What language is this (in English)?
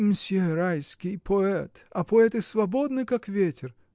Russian